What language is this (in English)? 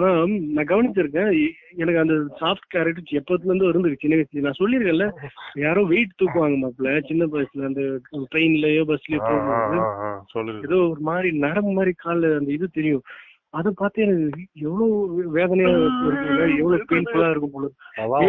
Tamil